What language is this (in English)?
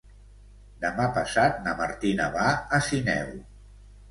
Catalan